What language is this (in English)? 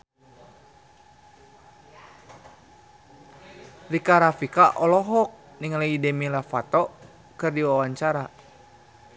Sundanese